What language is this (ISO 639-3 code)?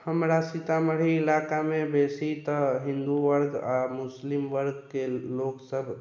mai